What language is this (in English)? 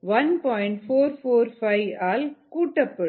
Tamil